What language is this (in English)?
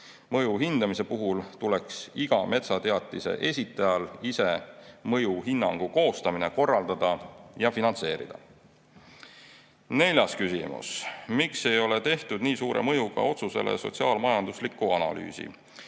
Estonian